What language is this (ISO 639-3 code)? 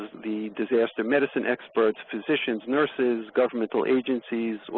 eng